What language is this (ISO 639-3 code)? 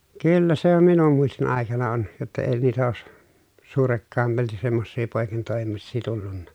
fin